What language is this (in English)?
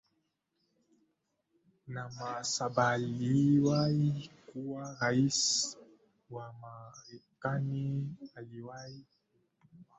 Swahili